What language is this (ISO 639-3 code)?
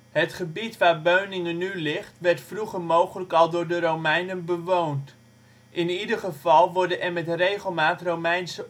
nld